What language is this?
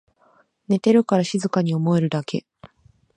Japanese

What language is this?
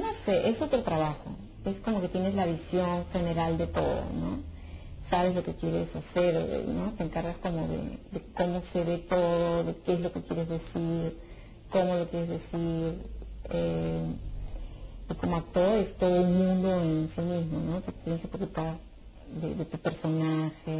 Spanish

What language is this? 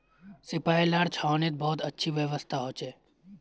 Magahi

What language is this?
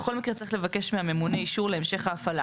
Hebrew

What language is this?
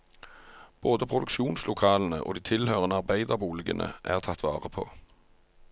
Norwegian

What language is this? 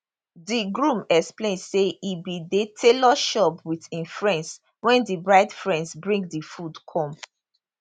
Nigerian Pidgin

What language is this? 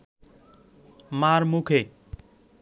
Bangla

